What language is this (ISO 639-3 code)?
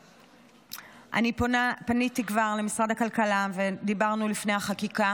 heb